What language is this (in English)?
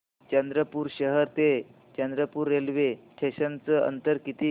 Marathi